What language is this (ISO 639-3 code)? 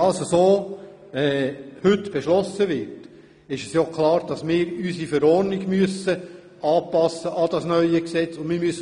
gsw